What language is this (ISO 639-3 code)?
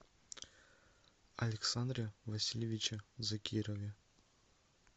rus